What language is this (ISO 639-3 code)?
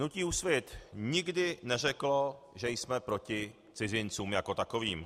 ces